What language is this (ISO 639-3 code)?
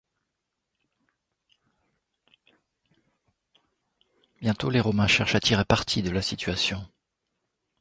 fra